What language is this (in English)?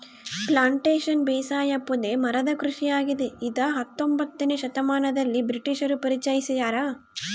Kannada